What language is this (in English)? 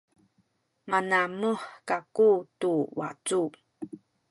Sakizaya